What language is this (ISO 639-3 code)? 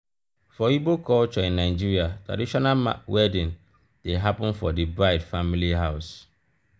pcm